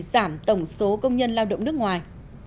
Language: Vietnamese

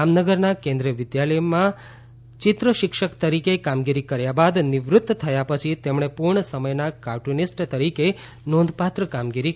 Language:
Gujarati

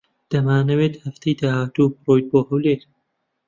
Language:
Central Kurdish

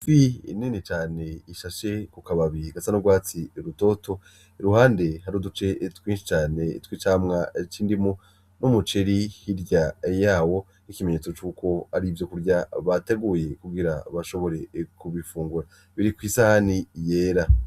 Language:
Rundi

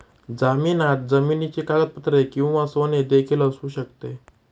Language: Marathi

